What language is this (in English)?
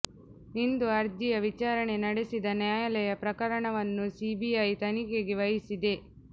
Kannada